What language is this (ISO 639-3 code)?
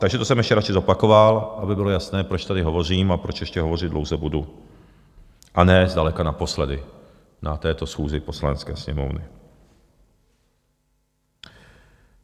ces